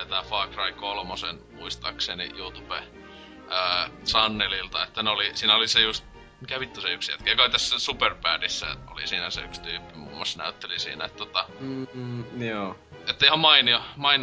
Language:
Finnish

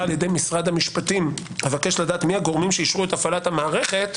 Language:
Hebrew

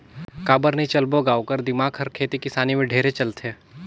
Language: Chhattisgarhi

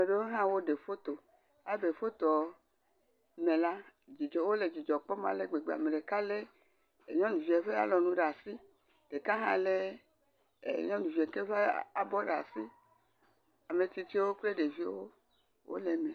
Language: Ewe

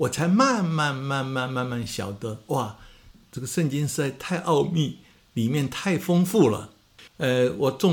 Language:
Chinese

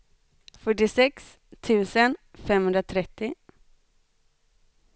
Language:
Swedish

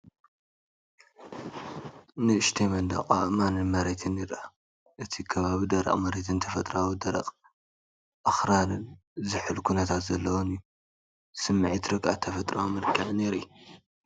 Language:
Tigrinya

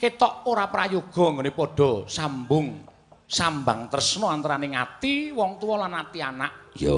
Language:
Indonesian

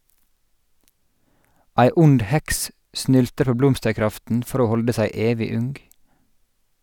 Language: Norwegian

